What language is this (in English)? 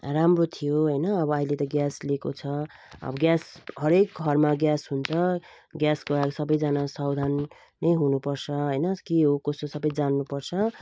Nepali